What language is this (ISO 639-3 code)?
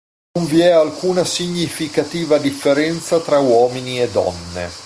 ita